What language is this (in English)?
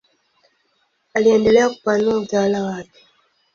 Swahili